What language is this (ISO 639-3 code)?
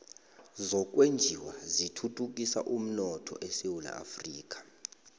nbl